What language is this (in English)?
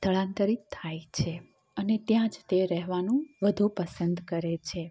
Gujarati